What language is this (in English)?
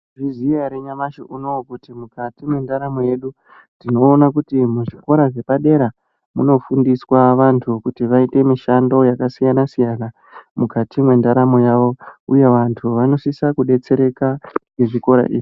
Ndau